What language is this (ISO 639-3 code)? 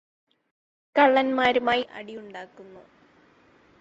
mal